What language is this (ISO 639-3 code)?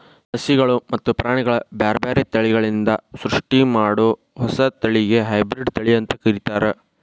kan